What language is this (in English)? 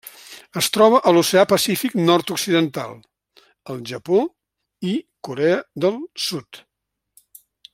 Catalan